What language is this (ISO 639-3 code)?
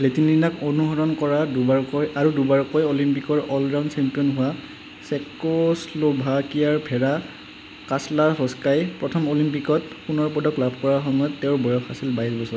asm